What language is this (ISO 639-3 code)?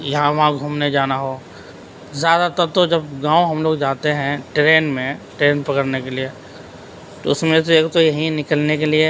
urd